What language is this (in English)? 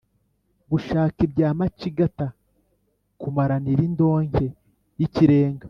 Kinyarwanda